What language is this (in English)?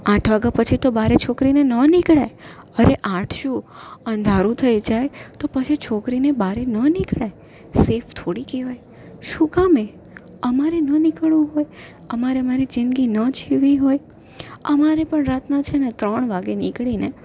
Gujarati